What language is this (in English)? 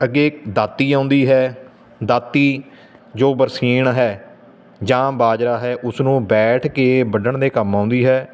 Punjabi